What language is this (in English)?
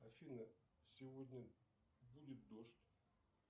Russian